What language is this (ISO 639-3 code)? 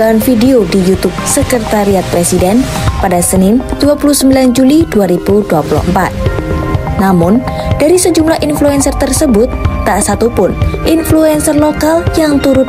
ind